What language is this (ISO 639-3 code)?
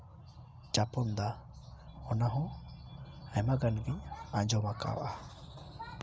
sat